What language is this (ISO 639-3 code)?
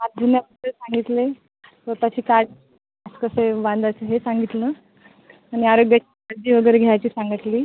mar